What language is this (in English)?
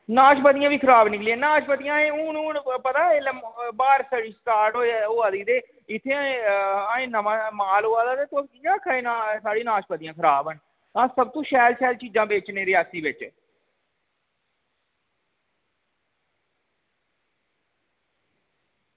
Dogri